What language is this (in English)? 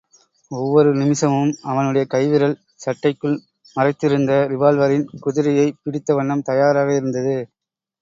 Tamil